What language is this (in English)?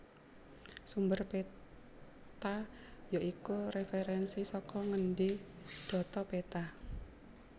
Javanese